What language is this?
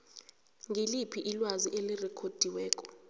South Ndebele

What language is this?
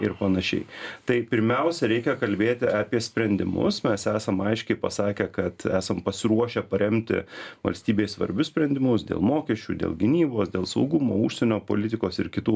Lithuanian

